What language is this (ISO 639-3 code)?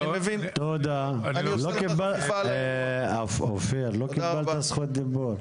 heb